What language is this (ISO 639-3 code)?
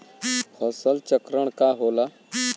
bho